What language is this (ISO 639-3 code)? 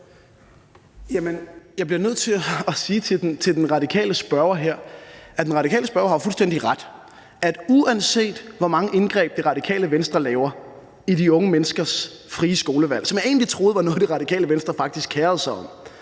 dan